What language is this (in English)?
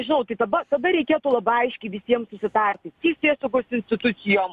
Lithuanian